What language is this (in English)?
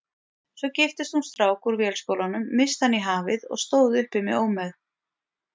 Icelandic